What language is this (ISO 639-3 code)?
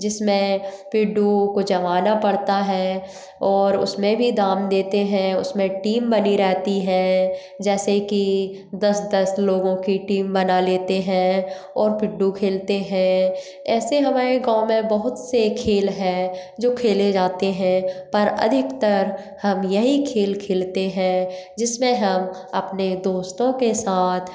hin